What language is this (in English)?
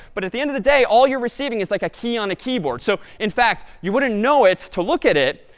English